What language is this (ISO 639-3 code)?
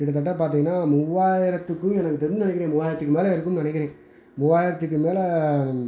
tam